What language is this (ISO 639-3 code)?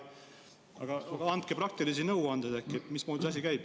est